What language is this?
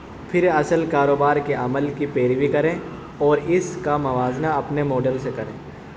Urdu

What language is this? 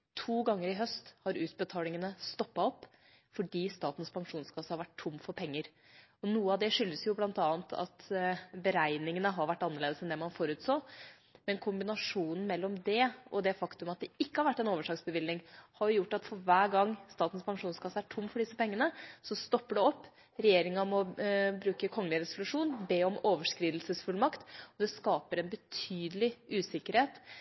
Norwegian Bokmål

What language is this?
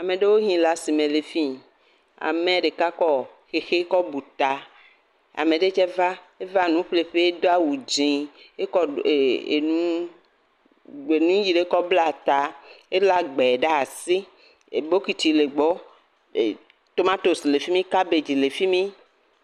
Ewe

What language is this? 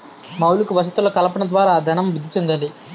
Telugu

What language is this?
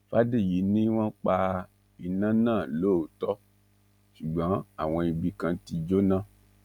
Yoruba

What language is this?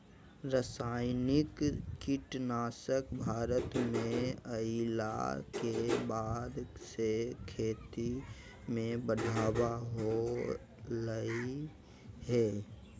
Magahi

